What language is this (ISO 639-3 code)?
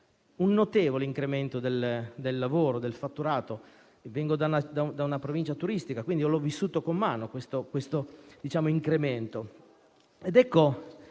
ita